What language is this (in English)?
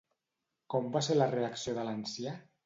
Catalan